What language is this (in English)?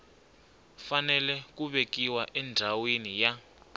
Tsonga